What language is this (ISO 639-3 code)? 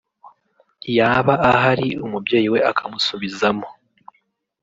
kin